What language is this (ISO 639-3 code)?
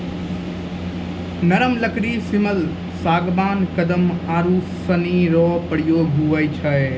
mai